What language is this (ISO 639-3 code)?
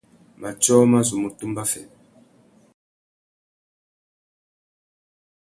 bag